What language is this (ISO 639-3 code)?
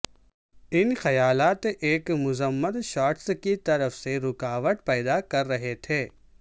urd